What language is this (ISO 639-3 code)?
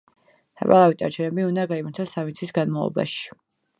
kat